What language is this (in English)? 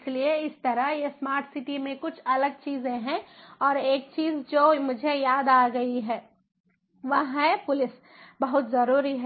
Hindi